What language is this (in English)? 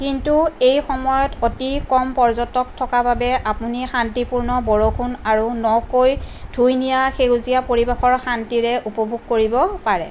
Assamese